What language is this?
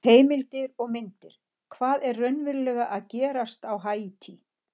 Icelandic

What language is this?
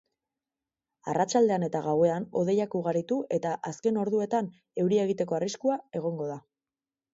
Basque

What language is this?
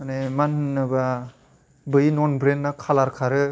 Bodo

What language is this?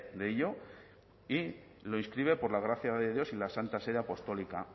Spanish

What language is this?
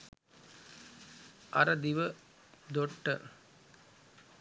Sinhala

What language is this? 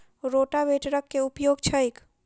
Maithili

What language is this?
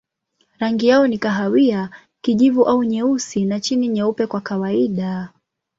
Swahili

